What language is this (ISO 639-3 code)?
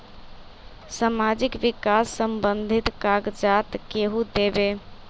mag